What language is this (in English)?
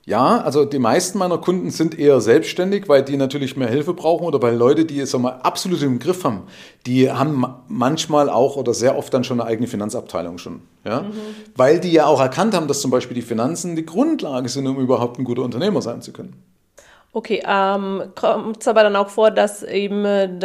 German